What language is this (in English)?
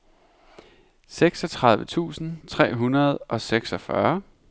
Danish